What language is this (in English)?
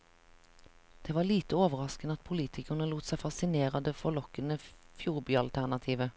Norwegian